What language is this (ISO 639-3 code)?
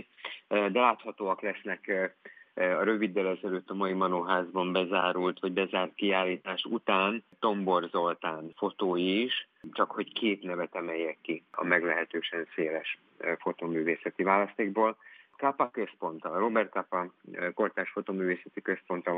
hun